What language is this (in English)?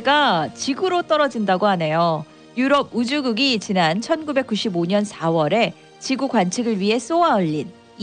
Korean